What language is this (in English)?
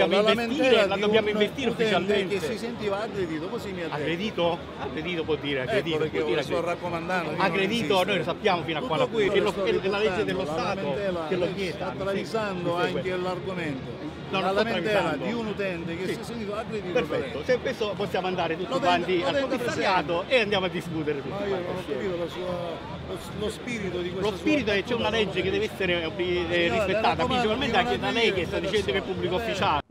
Italian